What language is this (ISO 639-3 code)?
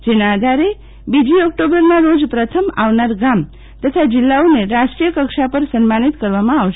guj